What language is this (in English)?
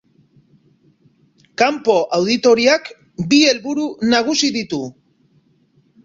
Basque